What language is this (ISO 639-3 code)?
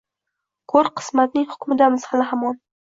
uzb